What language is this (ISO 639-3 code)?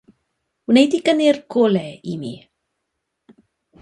cym